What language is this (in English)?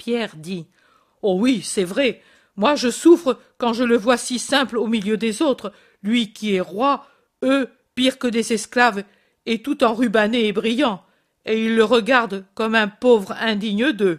French